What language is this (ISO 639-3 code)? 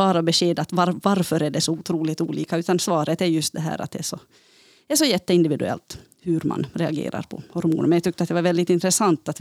swe